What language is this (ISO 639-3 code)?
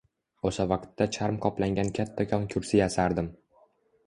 uzb